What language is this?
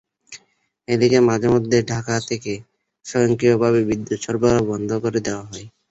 Bangla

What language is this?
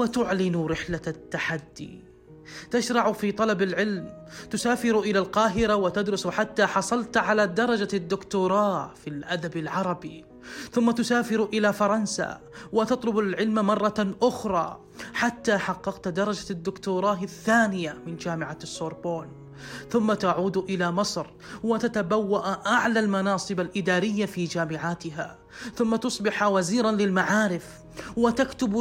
Arabic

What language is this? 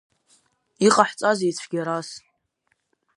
Abkhazian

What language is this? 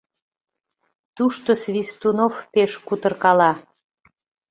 Mari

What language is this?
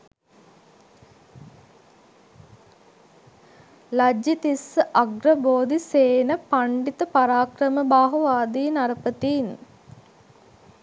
Sinhala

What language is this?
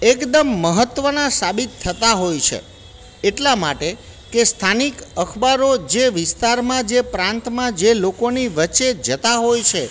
Gujarati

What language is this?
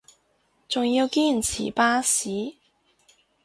Cantonese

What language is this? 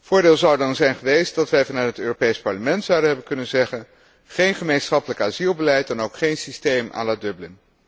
Dutch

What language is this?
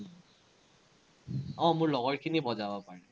Assamese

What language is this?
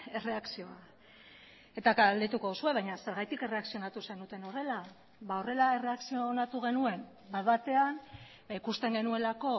Basque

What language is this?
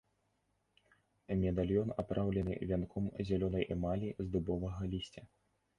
Belarusian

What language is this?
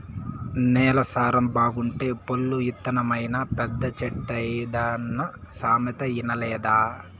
Telugu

